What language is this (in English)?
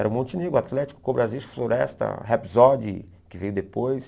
Portuguese